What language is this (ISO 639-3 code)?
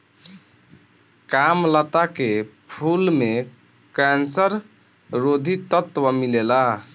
bho